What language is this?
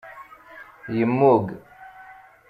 Kabyle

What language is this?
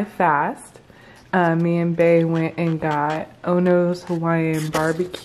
English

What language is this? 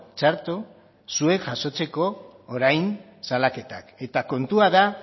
Basque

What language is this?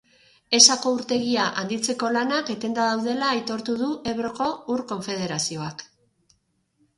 Basque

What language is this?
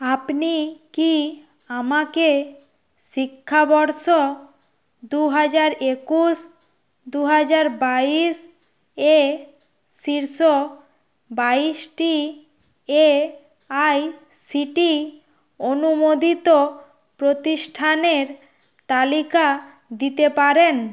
Bangla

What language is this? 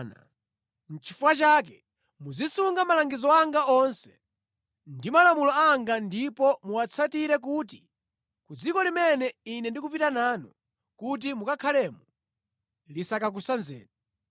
Nyanja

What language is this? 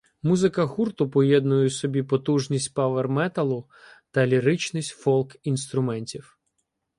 Ukrainian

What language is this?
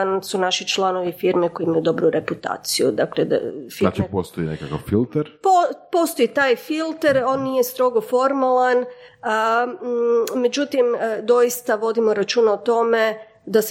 Croatian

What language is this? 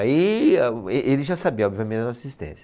Portuguese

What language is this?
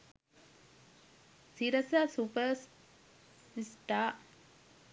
Sinhala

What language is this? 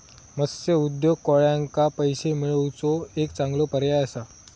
Marathi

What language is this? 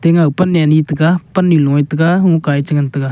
Wancho Naga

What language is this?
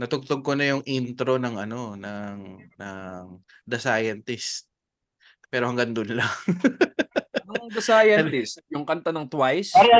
Filipino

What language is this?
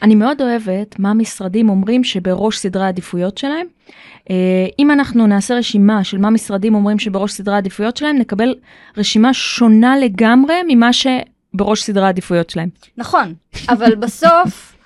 Hebrew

